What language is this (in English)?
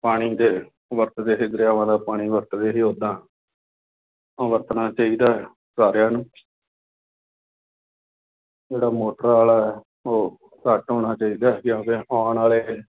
Punjabi